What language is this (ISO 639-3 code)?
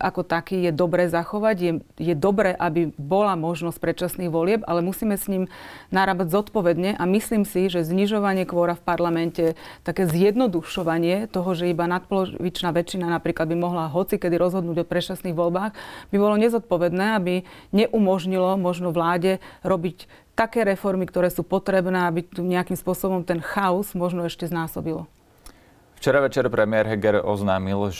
slk